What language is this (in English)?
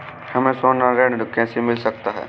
Hindi